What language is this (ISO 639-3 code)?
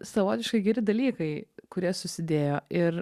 lit